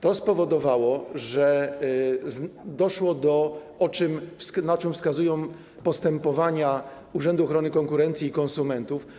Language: Polish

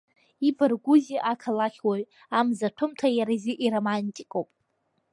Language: Abkhazian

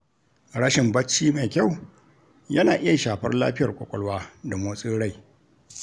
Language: Hausa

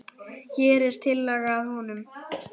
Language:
Icelandic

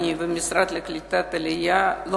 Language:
Hebrew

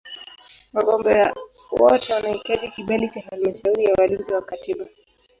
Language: Swahili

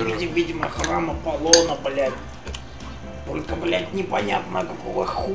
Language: Russian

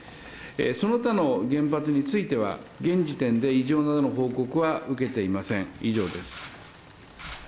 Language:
Japanese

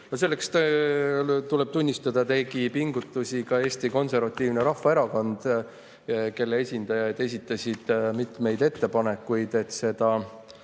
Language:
Estonian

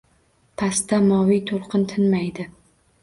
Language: Uzbek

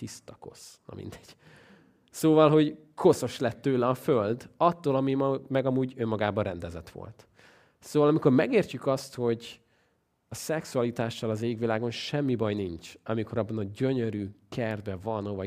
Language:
Hungarian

